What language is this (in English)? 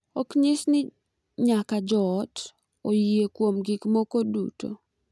Luo (Kenya and Tanzania)